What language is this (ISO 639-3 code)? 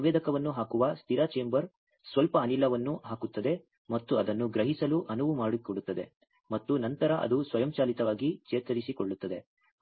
kan